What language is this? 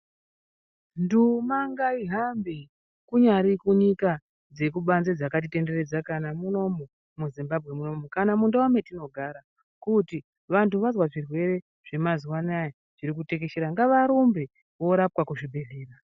Ndau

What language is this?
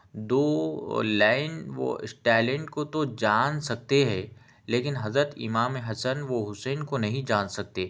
Urdu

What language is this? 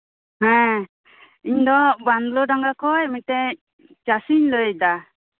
Santali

